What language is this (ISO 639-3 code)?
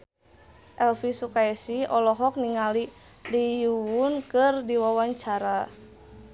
sun